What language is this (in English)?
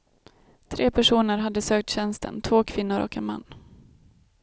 Swedish